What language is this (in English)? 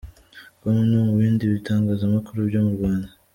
Kinyarwanda